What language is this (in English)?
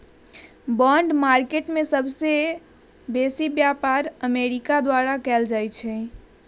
Magahi